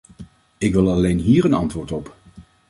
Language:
Dutch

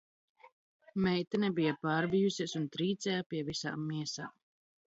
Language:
Latvian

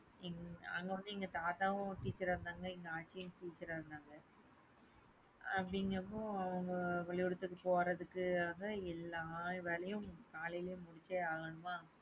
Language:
Tamil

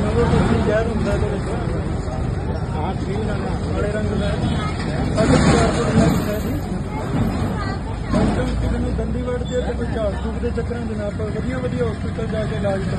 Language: Punjabi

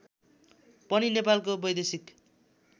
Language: Nepali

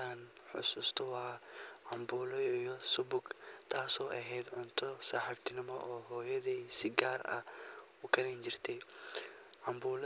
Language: Somali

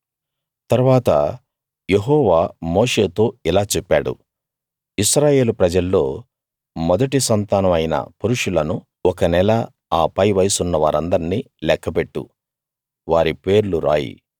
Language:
Telugu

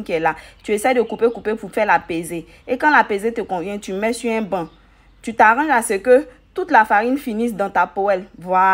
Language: French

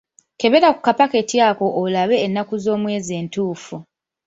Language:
Ganda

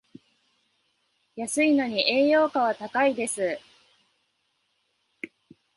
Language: Japanese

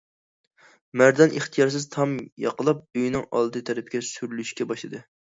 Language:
Uyghur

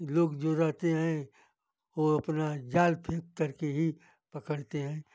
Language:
Hindi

